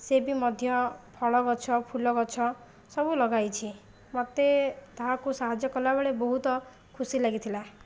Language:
Odia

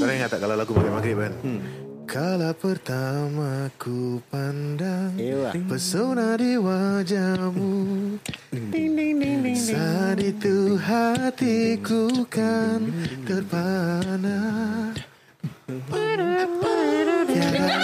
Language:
Malay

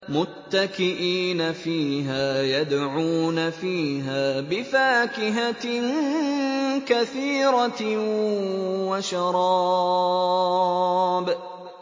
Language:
Arabic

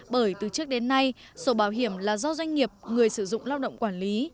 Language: Vietnamese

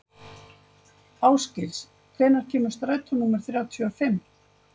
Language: Icelandic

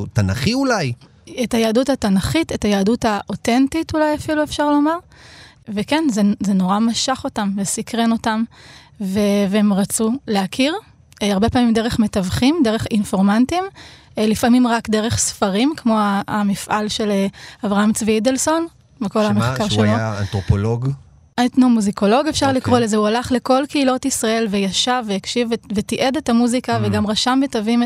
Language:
Hebrew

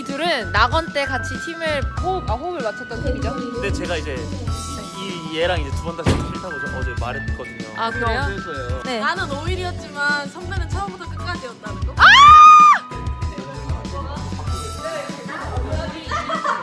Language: Korean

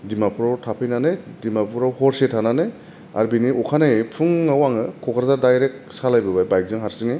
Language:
Bodo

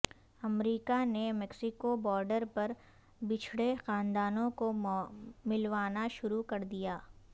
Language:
Urdu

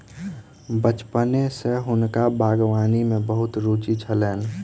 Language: Maithili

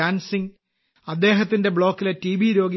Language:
Malayalam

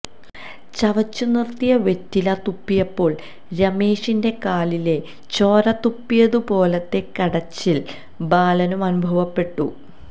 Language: Malayalam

